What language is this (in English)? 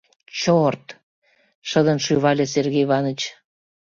Mari